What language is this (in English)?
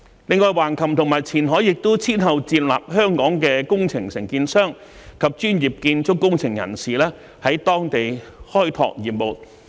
Cantonese